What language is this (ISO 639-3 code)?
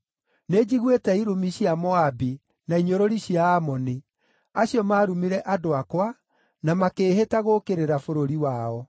kik